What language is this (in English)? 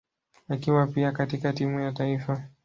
Swahili